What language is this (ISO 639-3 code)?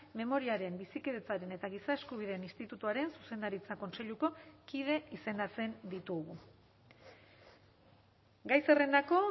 eus